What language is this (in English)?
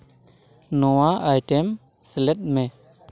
Santali